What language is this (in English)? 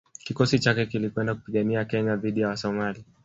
Swahili